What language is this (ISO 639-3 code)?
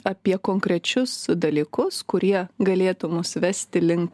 lit